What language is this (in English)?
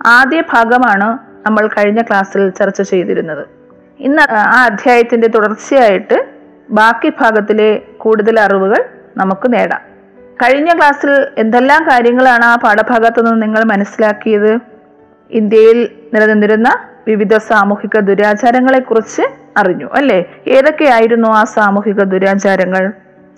Malayalam